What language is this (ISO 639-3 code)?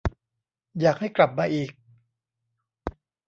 tha